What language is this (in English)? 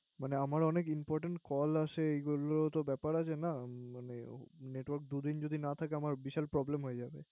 Bangla